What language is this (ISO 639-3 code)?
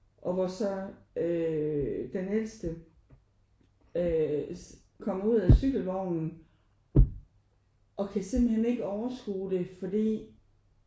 dan